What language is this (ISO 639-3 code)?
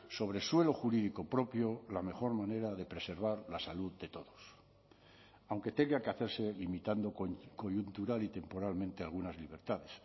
spa